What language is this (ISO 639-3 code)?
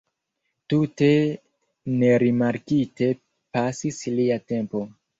epo